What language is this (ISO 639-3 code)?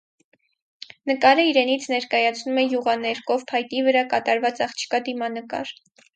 hye